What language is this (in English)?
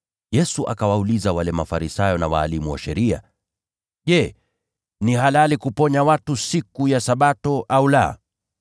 Swahili